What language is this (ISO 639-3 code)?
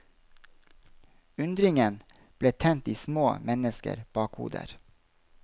nor